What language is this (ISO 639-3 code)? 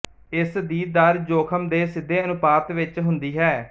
pan